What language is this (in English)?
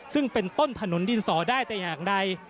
Thai